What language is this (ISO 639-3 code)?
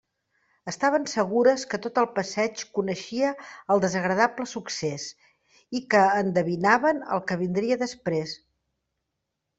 cat